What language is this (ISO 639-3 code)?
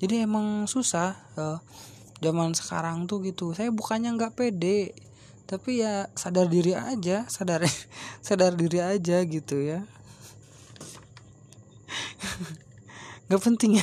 ind